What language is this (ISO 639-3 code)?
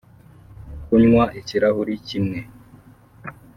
kin